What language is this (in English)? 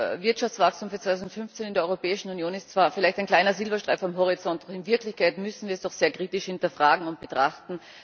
German